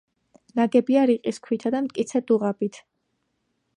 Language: Georgian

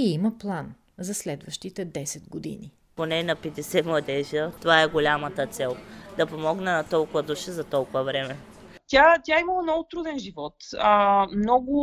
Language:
Bulgarian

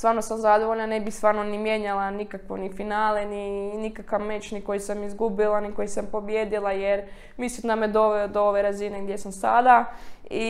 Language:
Croatian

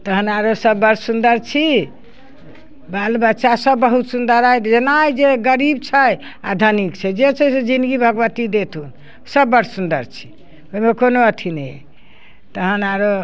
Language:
Maithili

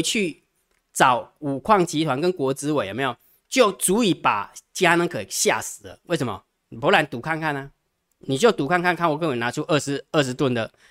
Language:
Chinese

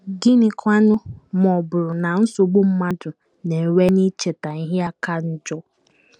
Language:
Igbo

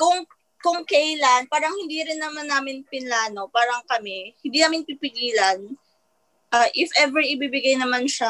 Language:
Filipino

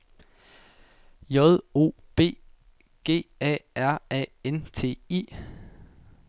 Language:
Danish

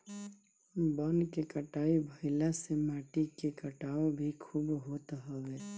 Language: Bhojpuri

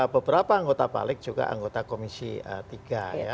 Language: Indonesian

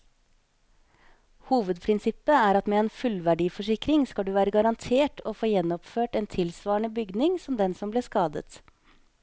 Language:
Norwegian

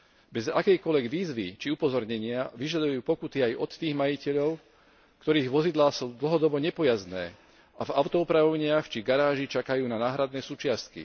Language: Slovak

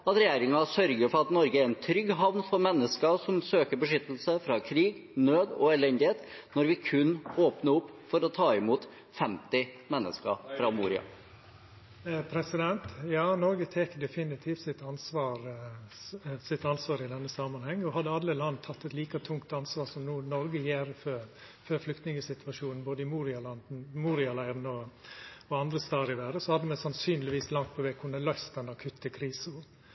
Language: Norwegian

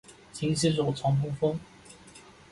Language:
Chinese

